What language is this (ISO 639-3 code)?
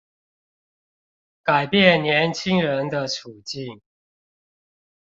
zho